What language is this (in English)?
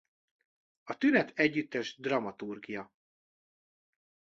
Hungarian